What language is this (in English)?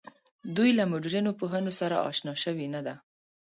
Pashto